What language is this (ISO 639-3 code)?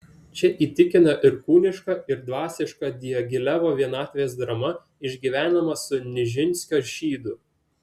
lit